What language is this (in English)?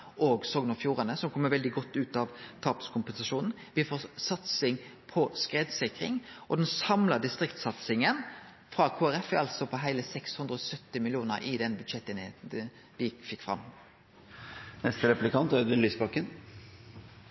Norwegian